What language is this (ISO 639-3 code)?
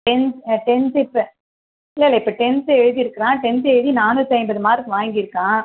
tam